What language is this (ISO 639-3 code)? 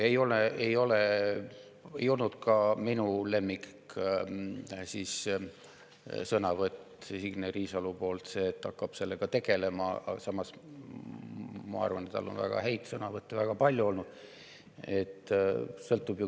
est